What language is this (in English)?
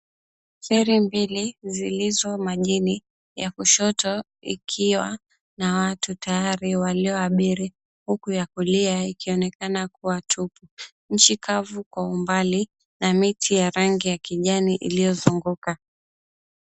Swahili